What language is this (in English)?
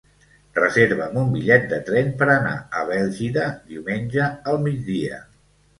Catalan